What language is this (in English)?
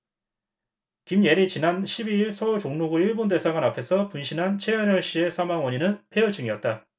Korean